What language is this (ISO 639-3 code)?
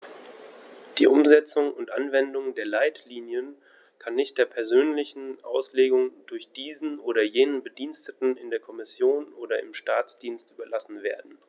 deu